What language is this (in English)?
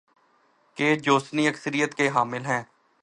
Urdu